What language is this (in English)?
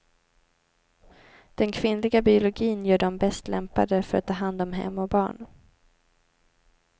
Swedish